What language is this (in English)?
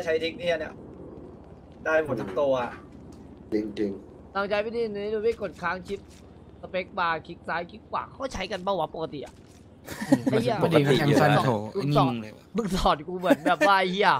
Thai